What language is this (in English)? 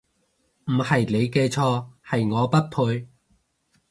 Cantonese